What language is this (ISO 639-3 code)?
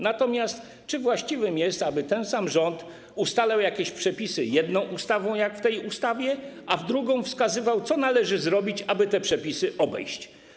pol